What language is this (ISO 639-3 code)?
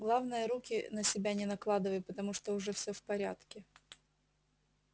rus